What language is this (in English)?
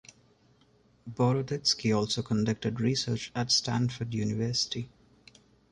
English